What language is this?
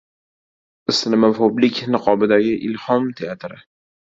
Uzbek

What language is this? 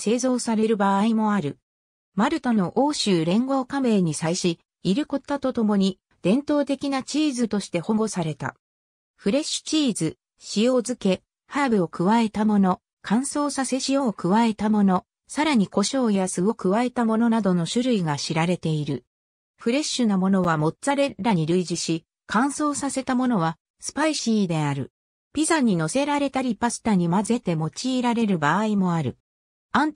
Japanese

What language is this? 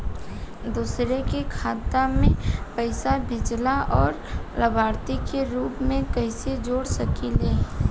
Bhojpuri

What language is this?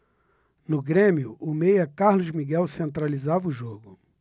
Portuguese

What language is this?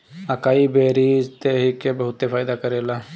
Bhojpuri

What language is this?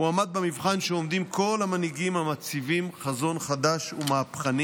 Hebrew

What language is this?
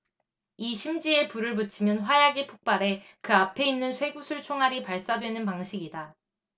Korean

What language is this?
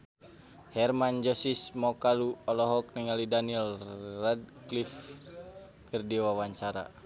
Sundanese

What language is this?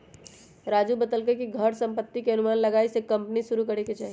Magahi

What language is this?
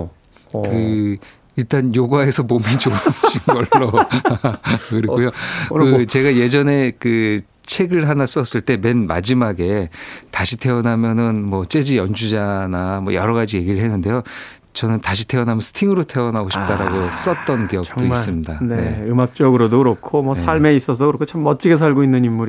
Korean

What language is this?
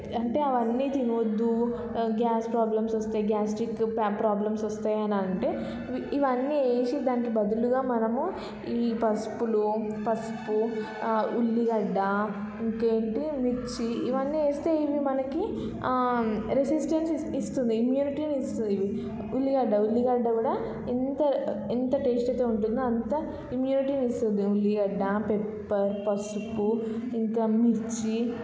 Telugu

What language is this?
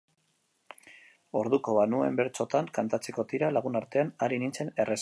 Basque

